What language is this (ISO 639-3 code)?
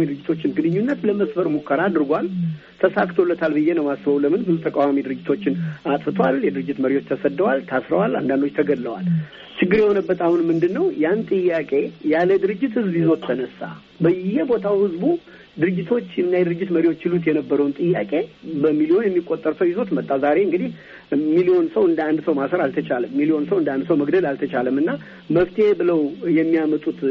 amh